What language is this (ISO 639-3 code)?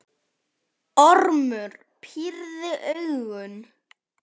isl